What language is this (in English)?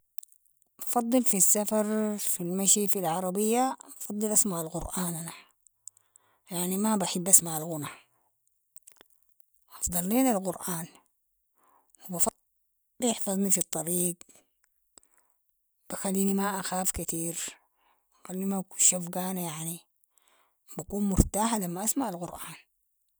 Sudanese Arabic